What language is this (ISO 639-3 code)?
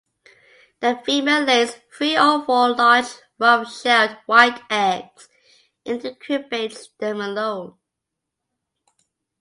eng